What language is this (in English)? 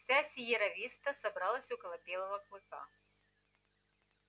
Russian